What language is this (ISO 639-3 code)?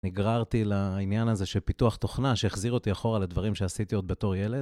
heb